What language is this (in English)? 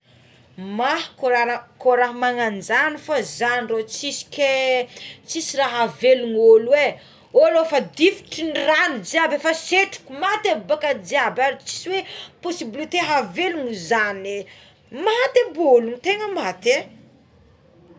Tsimihety Malagasy